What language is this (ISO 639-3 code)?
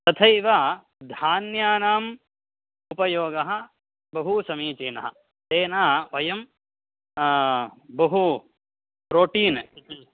san